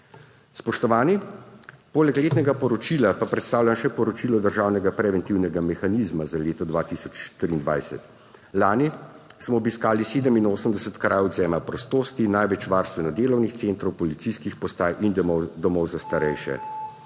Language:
Slovenian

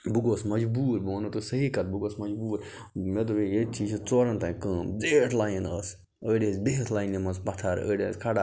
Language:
Kashmiri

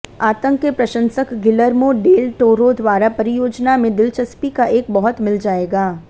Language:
Hindi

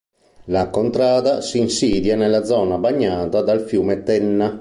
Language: Italian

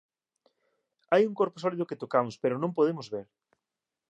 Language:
Galician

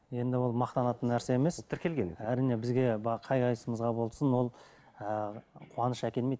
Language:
Kazakh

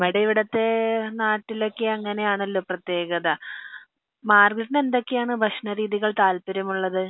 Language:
Malayalam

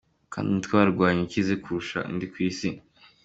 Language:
Kinyarwanda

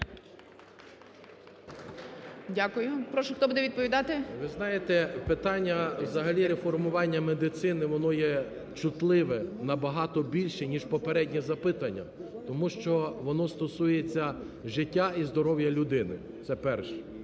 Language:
Ukrainian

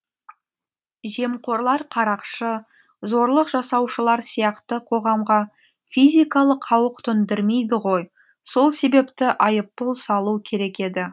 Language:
Kazakh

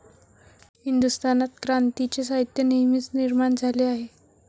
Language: Marathi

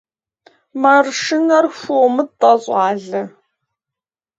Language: Kabardian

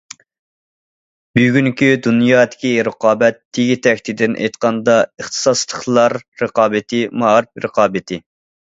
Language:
Uyghur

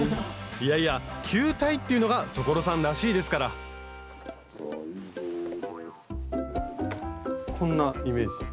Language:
Japanese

